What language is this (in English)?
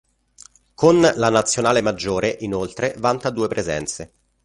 Italian